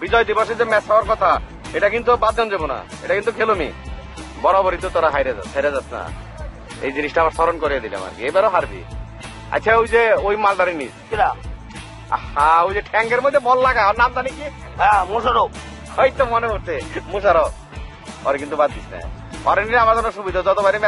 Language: Arabic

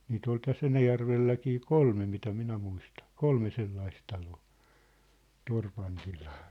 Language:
Finnish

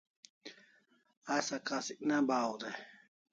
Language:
Kalasha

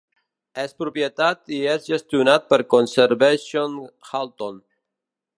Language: Catalan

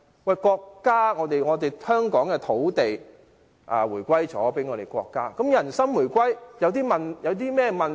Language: Cantonese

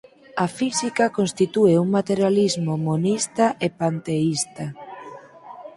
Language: Galician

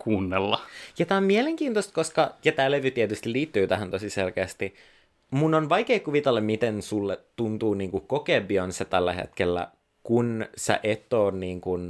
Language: Finnish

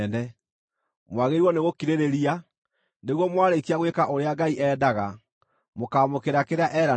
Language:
Kikuyu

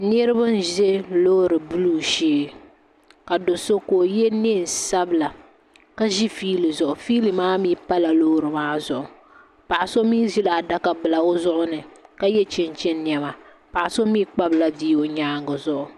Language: Dagbani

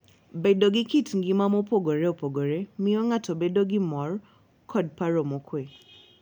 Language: Luo (Kenya and Tanzania)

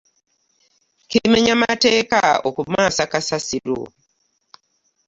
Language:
Ganda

